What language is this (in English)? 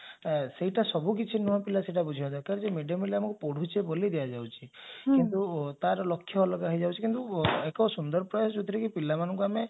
Odia